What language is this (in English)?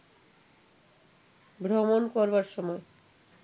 Bangla